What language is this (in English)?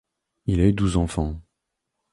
French